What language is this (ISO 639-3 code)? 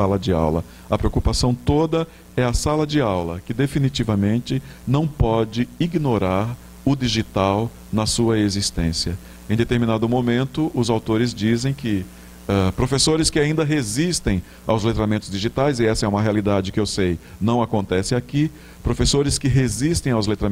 por